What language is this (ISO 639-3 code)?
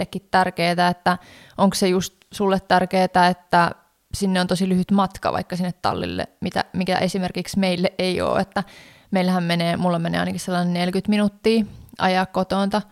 fin